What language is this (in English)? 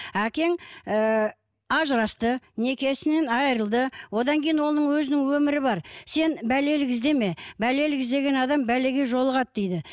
Kazakh